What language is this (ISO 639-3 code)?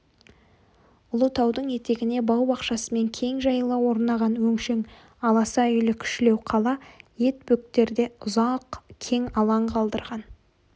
kaz